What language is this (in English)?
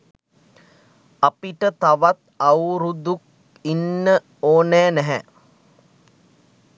Sinhala